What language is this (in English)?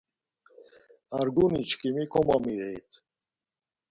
Laz